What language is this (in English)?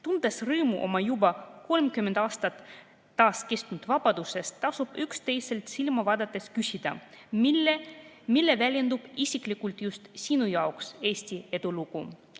Estonian